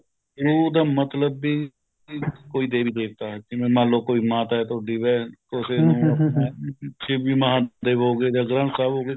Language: Punjabi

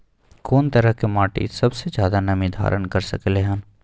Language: Maithili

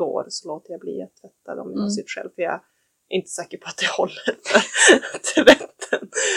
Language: Swedish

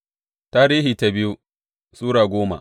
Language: Hausa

